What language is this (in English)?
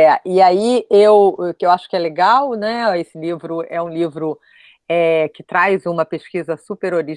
Portuguese